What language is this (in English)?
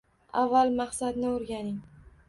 Uzbek